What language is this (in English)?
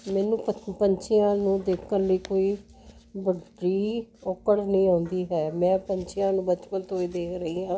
Punjabi